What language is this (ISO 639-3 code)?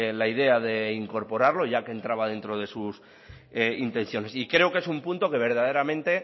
spa